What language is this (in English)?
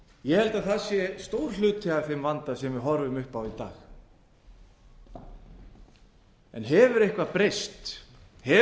Icelandic